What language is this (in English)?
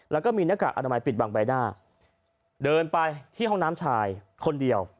Thai